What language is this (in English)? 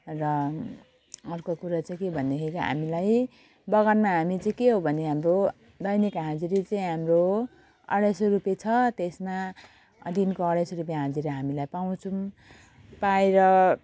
Nepali